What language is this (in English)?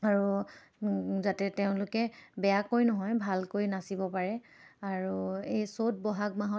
Assamese